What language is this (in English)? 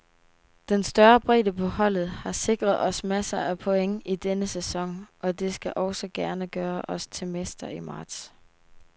Danish